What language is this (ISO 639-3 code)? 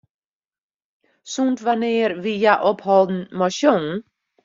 fry